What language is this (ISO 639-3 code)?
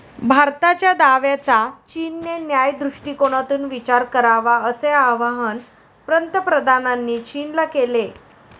mar